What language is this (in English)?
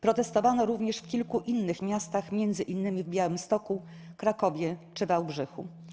Polish